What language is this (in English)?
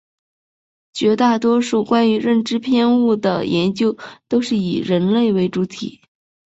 Chinese